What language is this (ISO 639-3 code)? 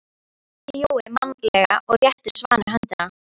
isl